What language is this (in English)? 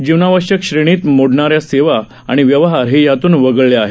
Marathi